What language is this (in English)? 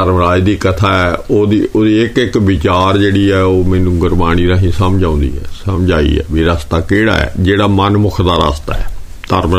Punjabi